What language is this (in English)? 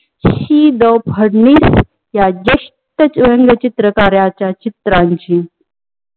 Marathi